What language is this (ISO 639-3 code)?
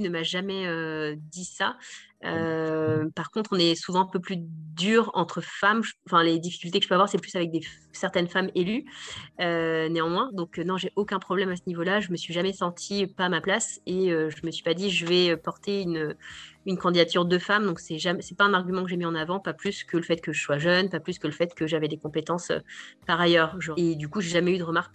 fra